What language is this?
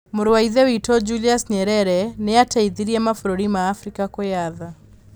Kikuyu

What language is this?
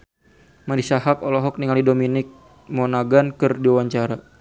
Sundanese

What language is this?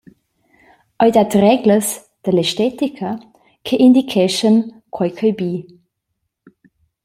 Romansh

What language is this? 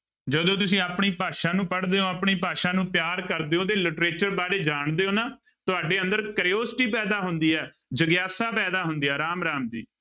Punjabi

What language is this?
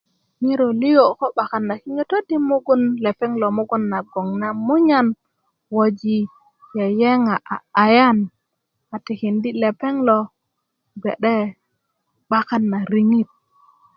Kuku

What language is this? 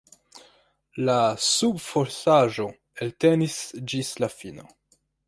Esperanto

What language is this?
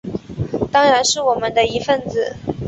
Chinese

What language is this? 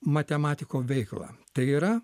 Lithuanian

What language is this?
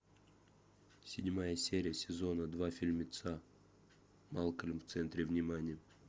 Russian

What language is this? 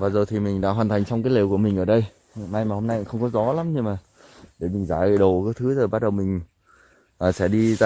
Vietnamese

